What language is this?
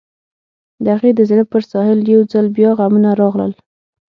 Pashto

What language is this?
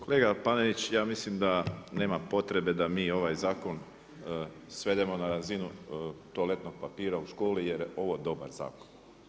Croatian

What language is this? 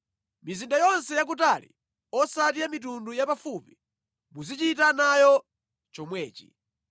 Nyanja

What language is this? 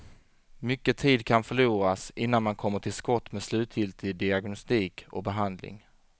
Swedish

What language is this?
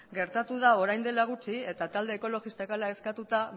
Basque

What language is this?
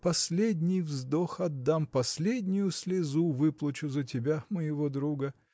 Russian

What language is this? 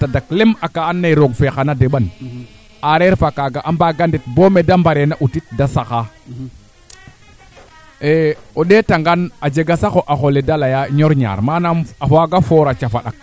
Serer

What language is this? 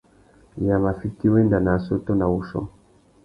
Tuki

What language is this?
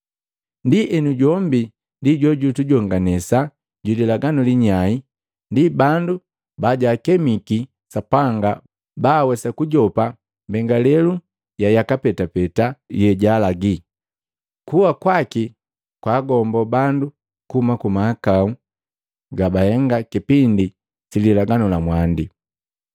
Matengo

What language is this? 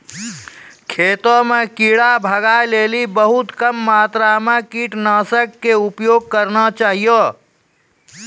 Maithili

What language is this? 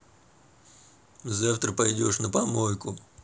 Russian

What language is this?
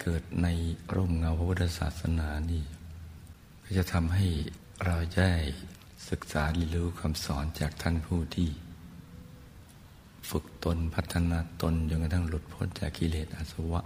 Thai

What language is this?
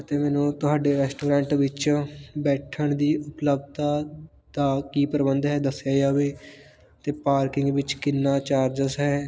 Punjabi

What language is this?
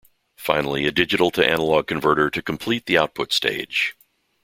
English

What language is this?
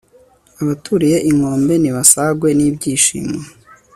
Kinyarwanda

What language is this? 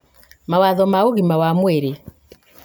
Kikuyu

